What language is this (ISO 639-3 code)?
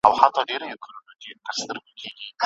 pus